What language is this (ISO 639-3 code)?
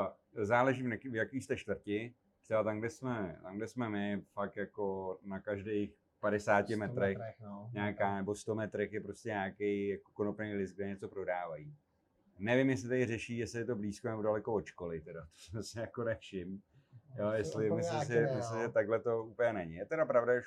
ces